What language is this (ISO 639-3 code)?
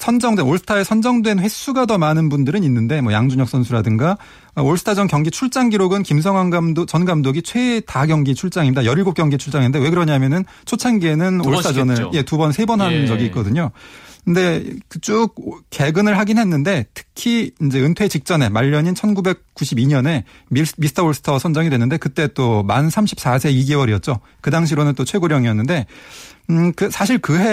kor